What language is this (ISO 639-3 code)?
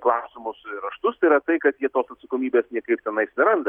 lit